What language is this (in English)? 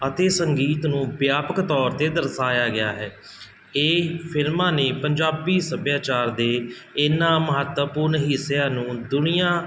Punjabi